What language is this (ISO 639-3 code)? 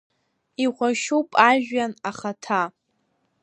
abk